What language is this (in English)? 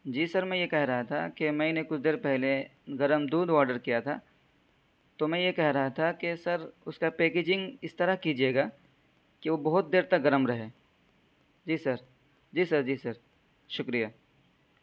Urdu